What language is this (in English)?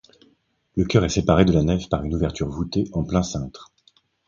French